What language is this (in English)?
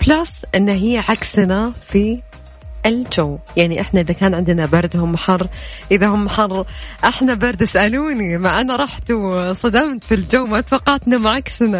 Arabic